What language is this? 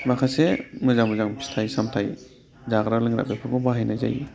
Bodo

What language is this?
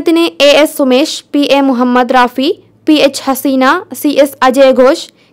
Hindi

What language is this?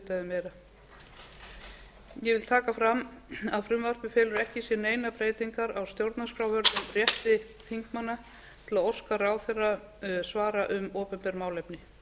Icelandic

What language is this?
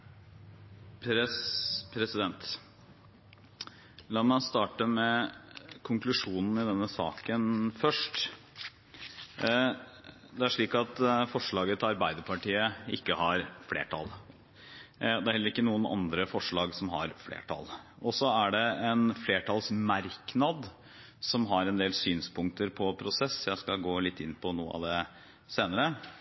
Norwegian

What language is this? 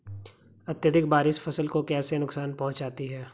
Hindi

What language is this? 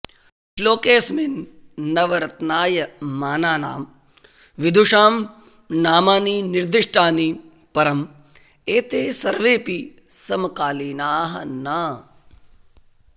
Sanskrit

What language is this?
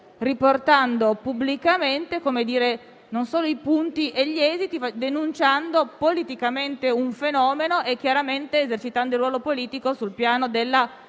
Italian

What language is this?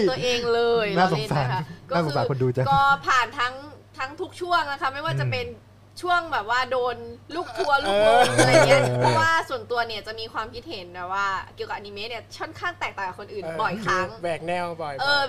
Thai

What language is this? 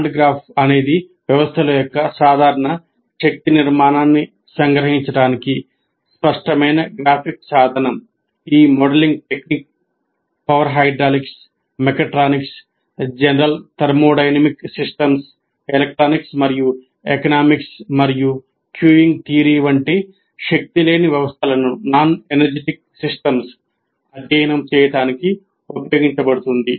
Telugu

